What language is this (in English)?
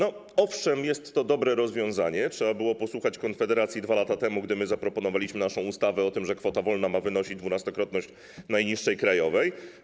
Polish